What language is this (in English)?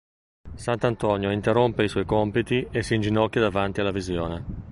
Italian